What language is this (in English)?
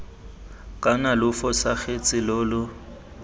Tswana